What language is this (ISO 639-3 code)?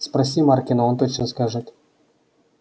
rus